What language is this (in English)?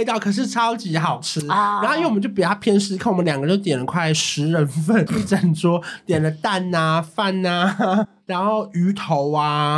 Chinese